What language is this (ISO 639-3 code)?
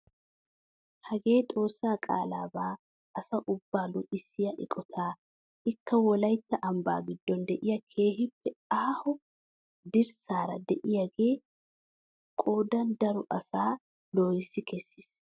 wal